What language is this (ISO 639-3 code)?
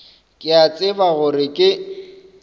nso